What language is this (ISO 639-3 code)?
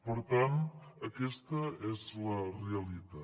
cat